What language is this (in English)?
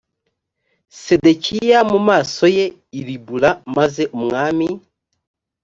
Kinyarwanda